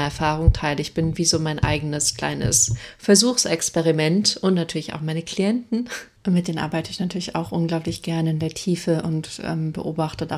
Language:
German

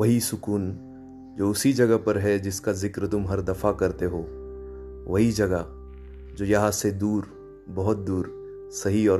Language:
Urdu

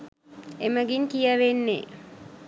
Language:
Sinhala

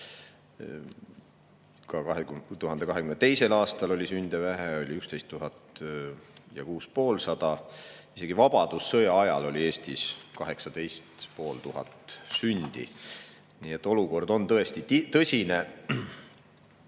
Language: Estonian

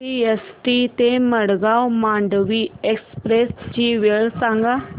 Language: Marathi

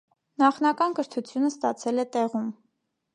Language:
Armenian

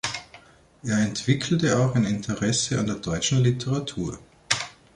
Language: German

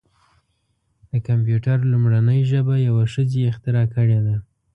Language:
Pashto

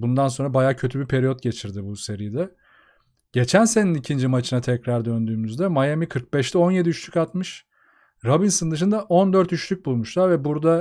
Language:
Turkish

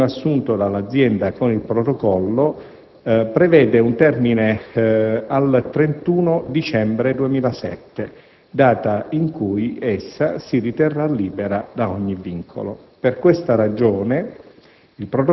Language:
Italian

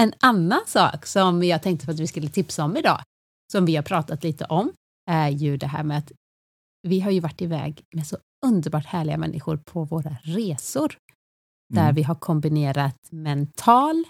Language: Swedish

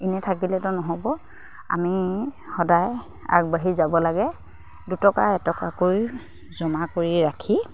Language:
Assamese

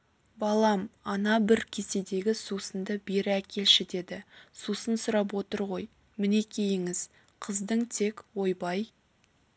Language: Kazakh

